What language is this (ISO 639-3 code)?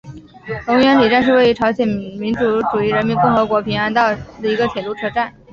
zho